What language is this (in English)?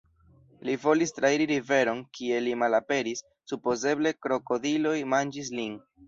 Esperanto